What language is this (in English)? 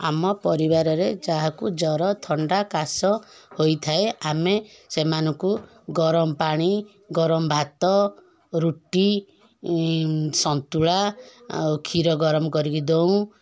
Odia